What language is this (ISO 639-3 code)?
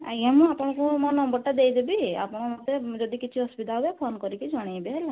ori